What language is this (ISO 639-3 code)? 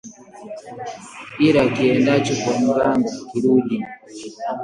swa